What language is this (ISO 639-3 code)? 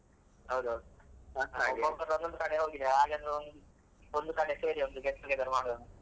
kan